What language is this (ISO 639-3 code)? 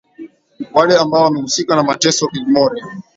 swa